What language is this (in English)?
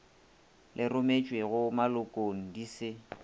Northern Sotho